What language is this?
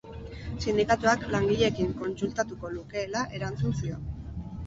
Basque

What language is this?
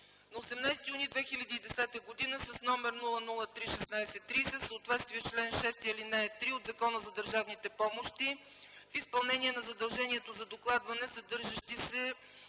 Bulgarian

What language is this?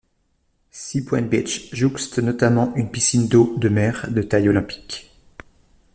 French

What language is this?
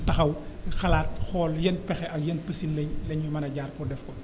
Wolof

